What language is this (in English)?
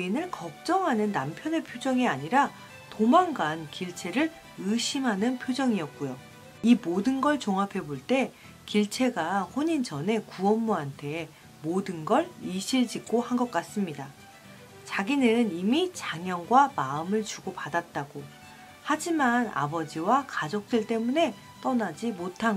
Korean